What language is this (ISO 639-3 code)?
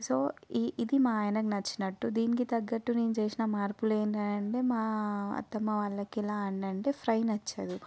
tel